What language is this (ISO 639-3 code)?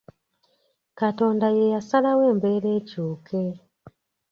lug